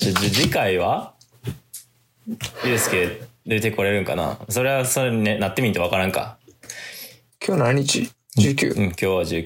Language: Japanese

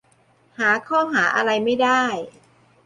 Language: Thai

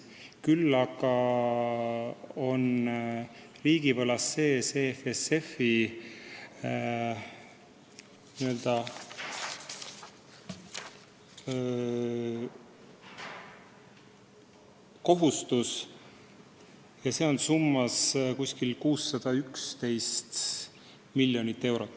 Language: Estonian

